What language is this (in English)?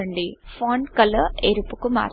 Telugu